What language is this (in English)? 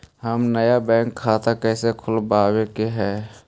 Magahi